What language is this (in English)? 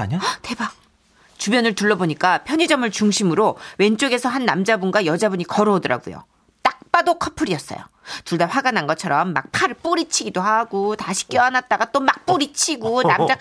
Korean